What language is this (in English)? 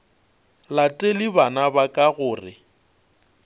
Northern Sotho